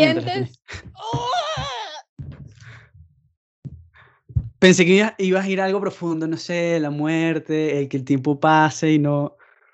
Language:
Spanish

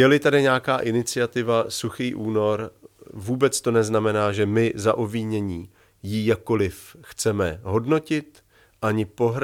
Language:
Czech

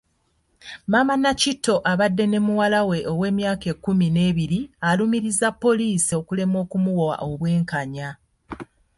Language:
Ganda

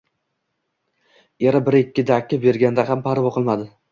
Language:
Uzbek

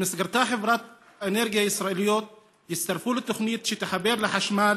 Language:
Hebrew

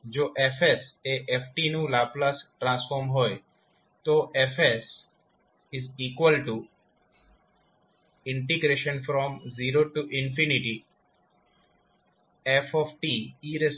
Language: Gujarati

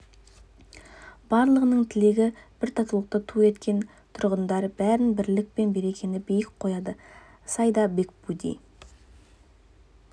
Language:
Kazakh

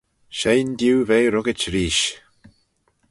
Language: Manx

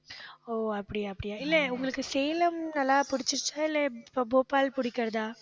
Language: Tamil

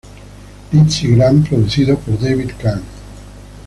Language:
Spanish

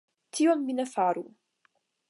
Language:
Esperanto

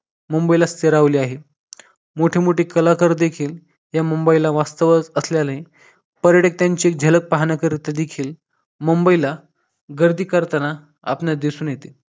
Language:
Marathi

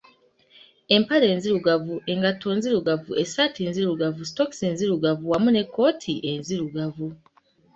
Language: Ganda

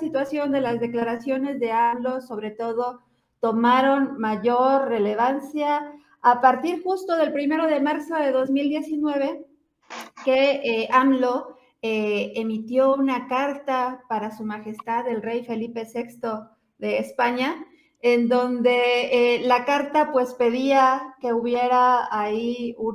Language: Spanish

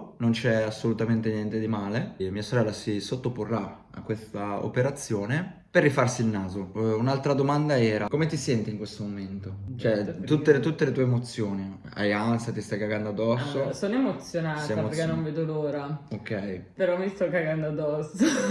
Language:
Italian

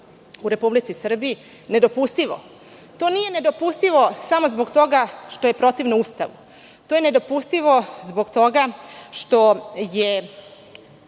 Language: Serbian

